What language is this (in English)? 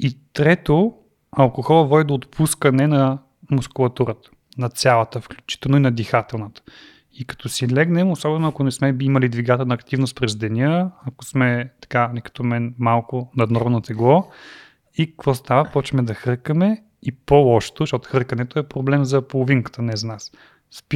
Bulgarian